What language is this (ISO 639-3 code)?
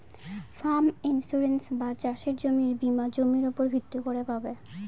ben